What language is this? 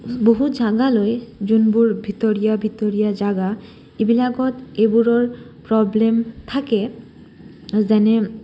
Assamese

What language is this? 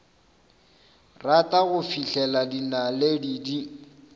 Northern Sotho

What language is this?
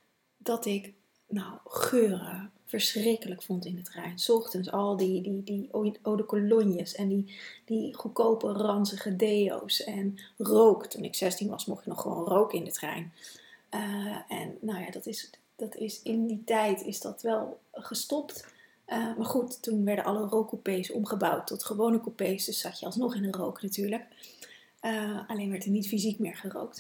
Dutch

